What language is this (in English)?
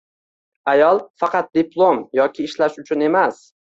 Uzbek